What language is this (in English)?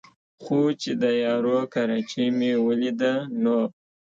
Pashto